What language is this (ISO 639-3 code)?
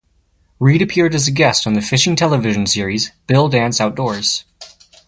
eng